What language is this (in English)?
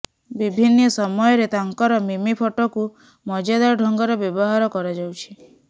Odia